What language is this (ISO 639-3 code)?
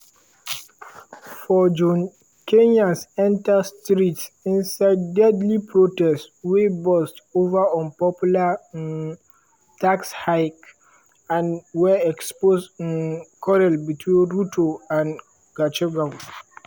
pcm